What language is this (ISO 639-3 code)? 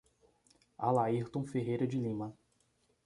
por